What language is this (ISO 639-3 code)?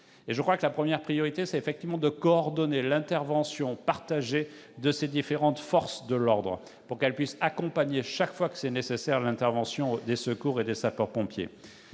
fra